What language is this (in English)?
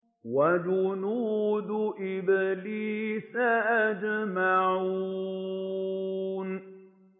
Arabic